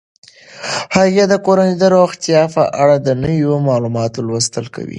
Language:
Pashto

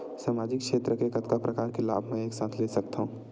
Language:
Chhattisgarhi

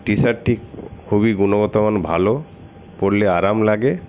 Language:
Bangla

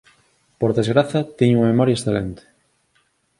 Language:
Galician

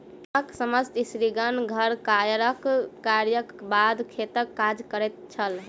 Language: Maithili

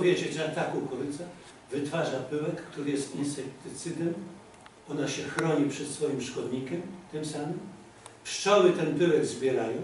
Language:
Polish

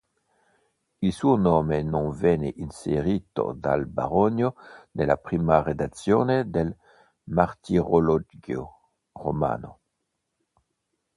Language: Italian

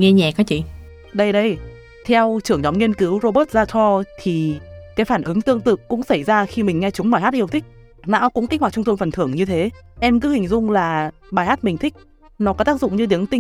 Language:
Vietnamese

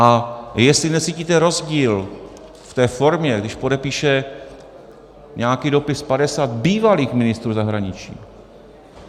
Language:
Czech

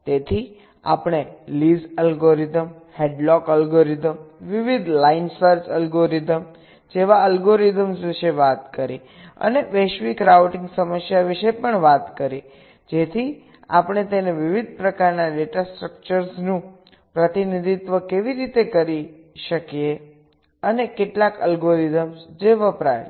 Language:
Gujarati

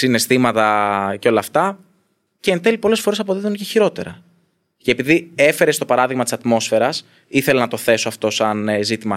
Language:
Greek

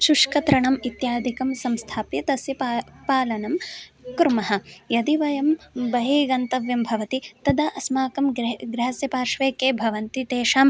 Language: Sanskrit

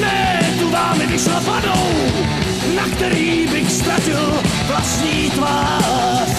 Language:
Czech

